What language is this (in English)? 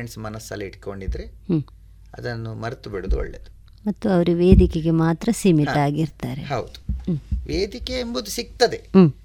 Kannada